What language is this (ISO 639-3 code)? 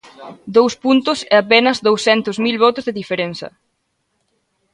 glg